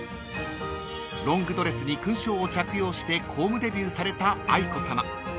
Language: Japanese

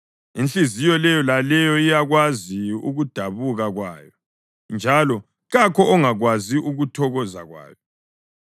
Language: North Ndebele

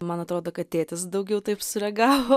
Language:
Lithuanian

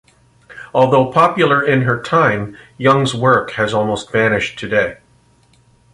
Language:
English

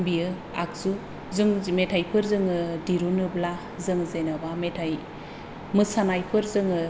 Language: Bodo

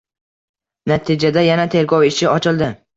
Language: Uzbek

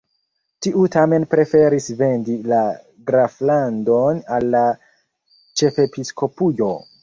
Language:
Esperanto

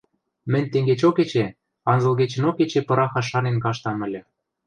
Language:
Western Mari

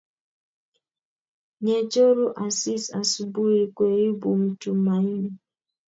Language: Kalenjin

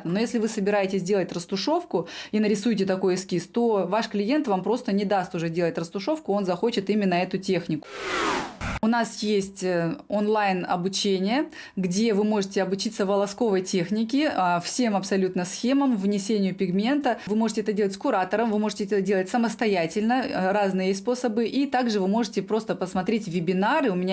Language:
Russian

